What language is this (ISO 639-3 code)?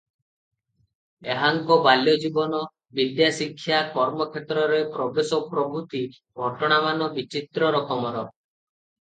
ori